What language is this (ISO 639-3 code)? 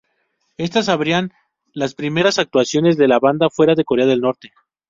spa